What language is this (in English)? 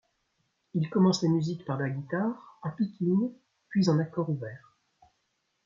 French